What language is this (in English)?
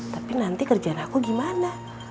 Indonesian